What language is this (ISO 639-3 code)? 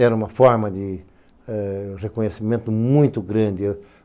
por